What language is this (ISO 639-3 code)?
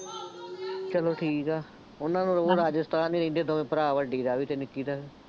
pan